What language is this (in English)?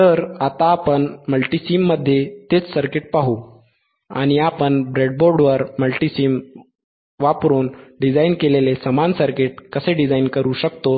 Marathi